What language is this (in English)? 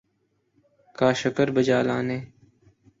Urdu